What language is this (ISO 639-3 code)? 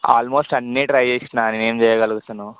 tel